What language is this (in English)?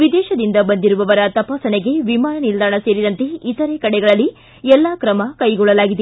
Kannada